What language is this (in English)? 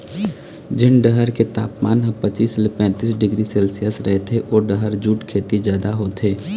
Chhattisgarhi